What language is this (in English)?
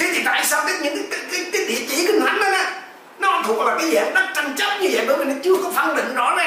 Vietnamese